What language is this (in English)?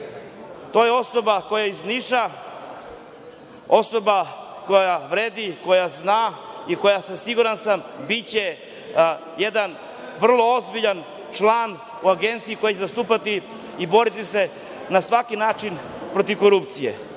Serbian